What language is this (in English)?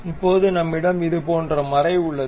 Tamil